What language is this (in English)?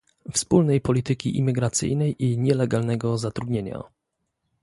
Polish